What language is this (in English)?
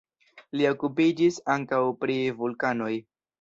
Esperanto